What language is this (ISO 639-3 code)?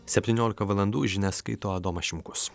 lit